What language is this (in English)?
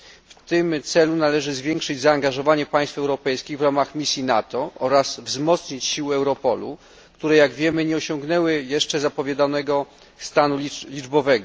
Polish